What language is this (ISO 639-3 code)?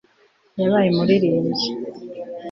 kin